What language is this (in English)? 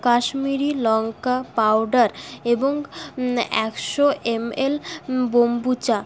Bangla